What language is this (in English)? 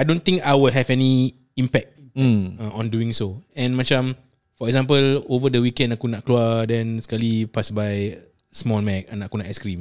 Malay